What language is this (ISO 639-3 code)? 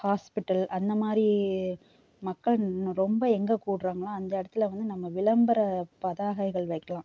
tam